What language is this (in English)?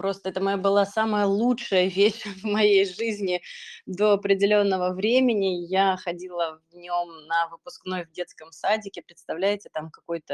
Russian